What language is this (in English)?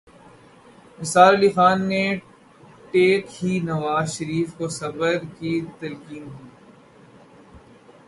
Urdu